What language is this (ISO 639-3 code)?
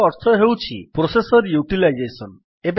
ori